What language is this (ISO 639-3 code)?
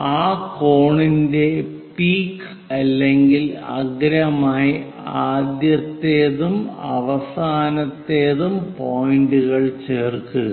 mal